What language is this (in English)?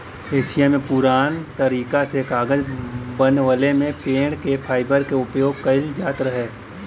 Bhojpuri